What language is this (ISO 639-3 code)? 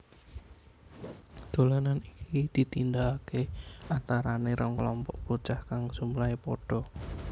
jav